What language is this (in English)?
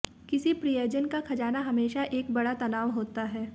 Hindi